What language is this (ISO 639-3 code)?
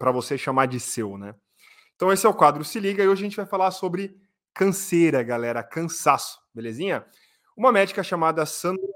por